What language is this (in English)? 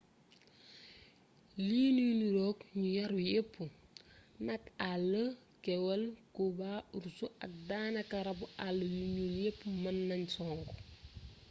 Wolof